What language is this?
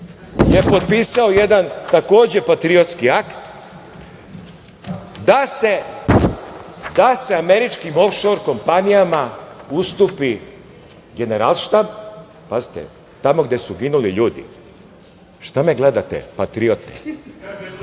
Serbian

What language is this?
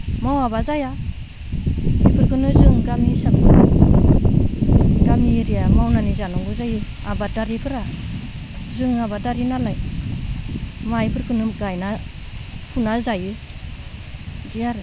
Bodo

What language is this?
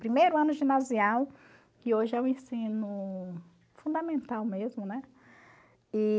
Portuguese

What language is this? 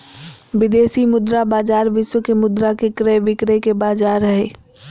Magahi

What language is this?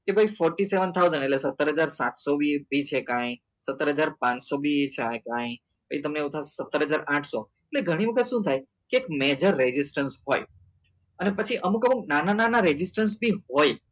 Gujarati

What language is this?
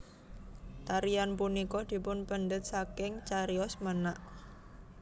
Javanese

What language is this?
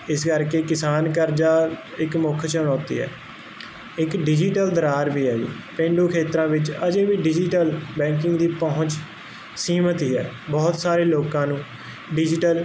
Punjabi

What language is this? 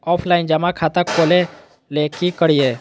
Magahi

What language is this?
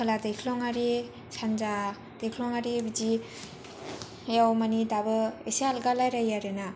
Bodo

